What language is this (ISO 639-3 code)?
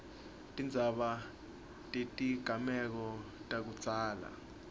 ssw